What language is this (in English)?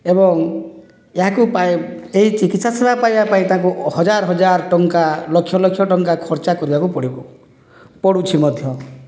Odia